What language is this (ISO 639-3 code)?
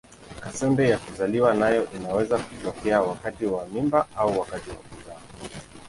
swa